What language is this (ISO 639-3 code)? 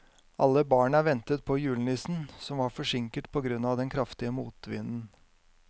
nor